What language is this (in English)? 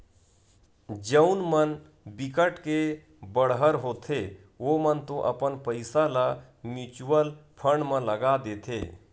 Chhattisgarhi